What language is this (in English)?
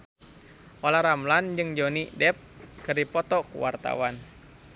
Sundanese